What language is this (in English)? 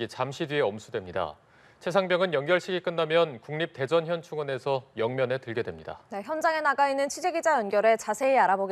Korean